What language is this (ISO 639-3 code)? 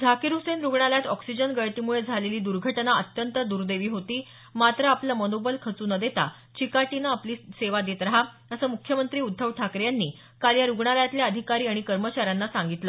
mar